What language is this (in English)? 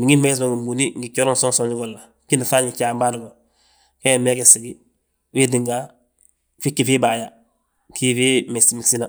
Balanta-Ganja